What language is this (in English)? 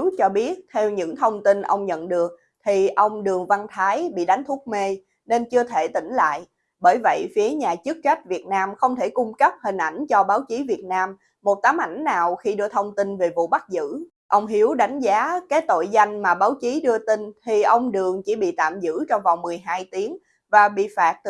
Vietnamese